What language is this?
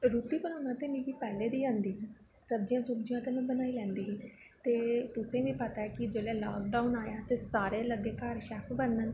Dogri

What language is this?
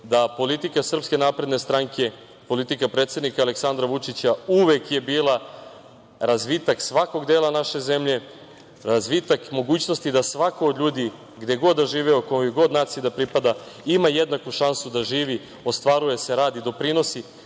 Serbian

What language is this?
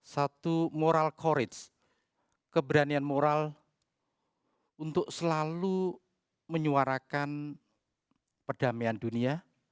Indonesian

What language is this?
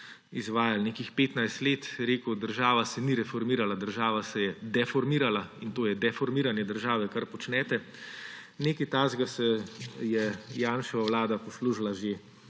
Slovenian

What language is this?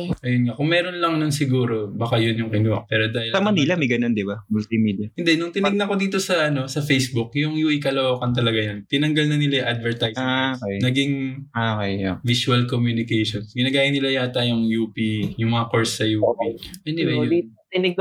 Filipino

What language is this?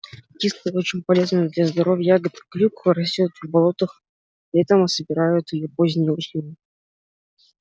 Russian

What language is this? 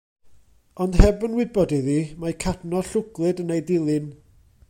Welsh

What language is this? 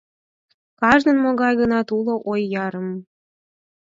Mari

